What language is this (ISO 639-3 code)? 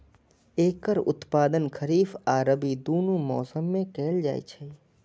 mai